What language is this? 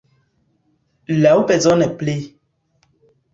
Esperanto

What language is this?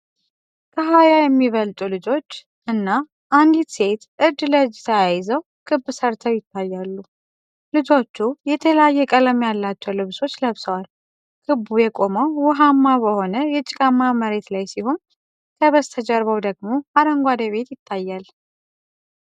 Amharic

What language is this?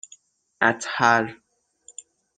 Persian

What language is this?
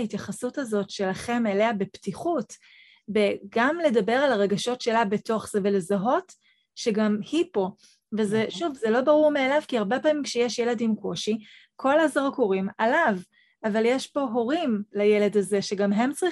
Hebrew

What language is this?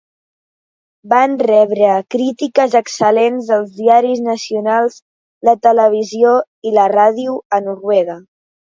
Catalan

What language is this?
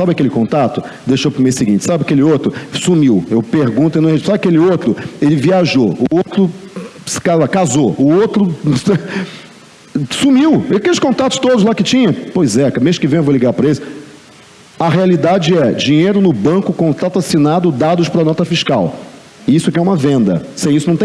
Portuguese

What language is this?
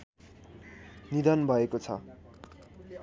Nepali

